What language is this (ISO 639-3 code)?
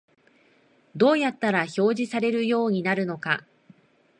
jpn